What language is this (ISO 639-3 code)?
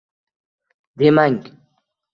uzb